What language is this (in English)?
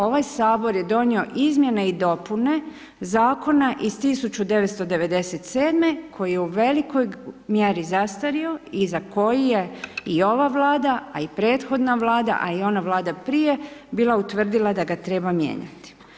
Croatian